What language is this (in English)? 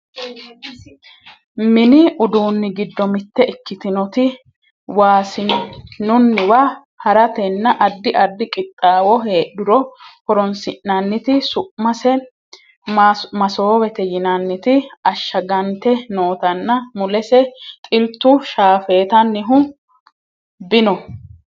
Sidamo